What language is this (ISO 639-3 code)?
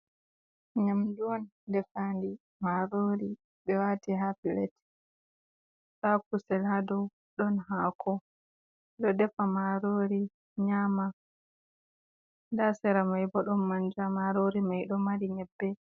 ful